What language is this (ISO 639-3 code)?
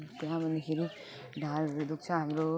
nep